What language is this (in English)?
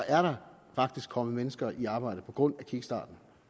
Danish